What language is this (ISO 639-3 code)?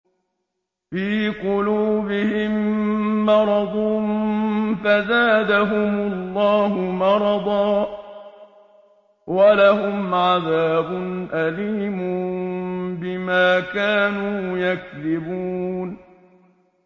ara